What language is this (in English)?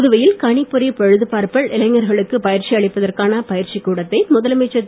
Tamil